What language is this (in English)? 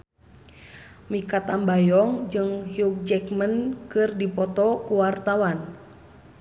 Sundanese